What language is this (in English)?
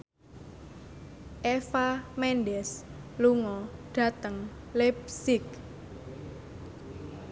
Javanese